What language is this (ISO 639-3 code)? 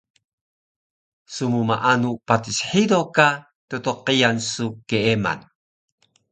trv